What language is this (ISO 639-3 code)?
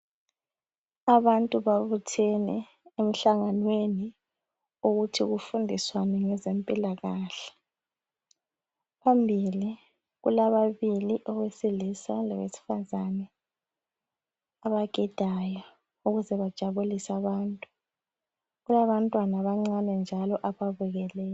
nde